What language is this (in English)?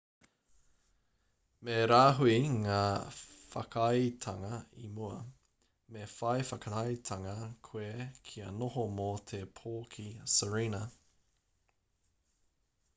Māori